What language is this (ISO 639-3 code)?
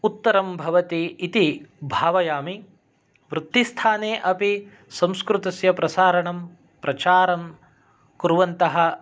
san